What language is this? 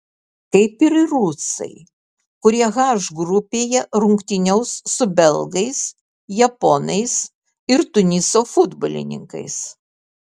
Lithuanian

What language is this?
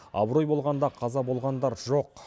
Kazakh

